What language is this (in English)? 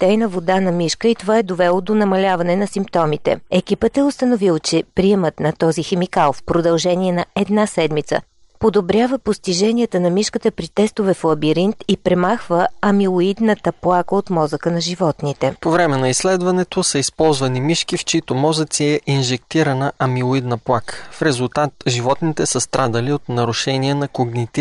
Bulgarian